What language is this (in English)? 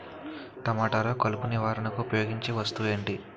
Telugu